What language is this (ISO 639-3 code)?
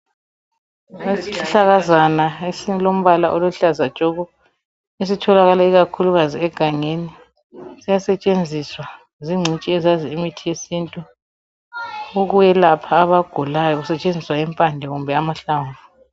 nde